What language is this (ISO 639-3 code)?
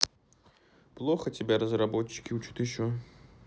rus